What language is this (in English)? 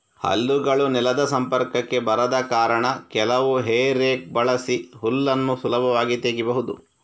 Kannada